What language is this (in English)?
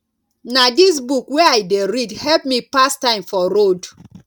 Nigerian Pidgin